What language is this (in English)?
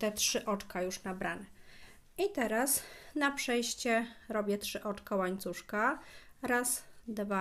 Polish